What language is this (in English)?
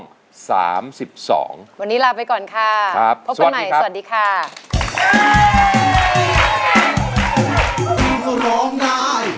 Thai